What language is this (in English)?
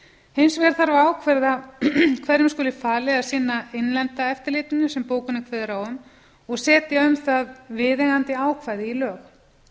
Icelandic